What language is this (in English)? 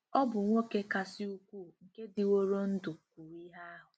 Igbo